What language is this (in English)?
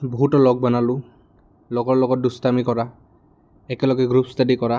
Assamese